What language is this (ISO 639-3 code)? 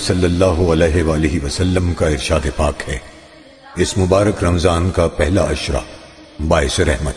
ara